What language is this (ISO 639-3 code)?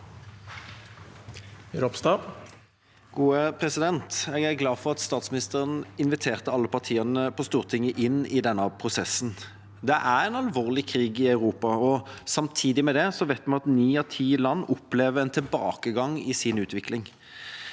nor